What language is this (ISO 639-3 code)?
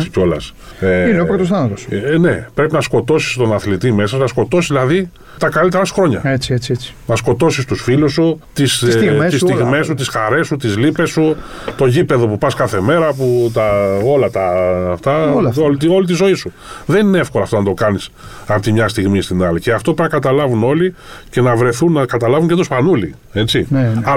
ell